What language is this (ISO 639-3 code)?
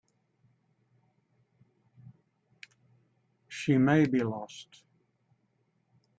eng